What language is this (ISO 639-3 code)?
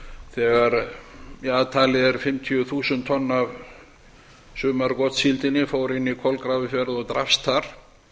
isl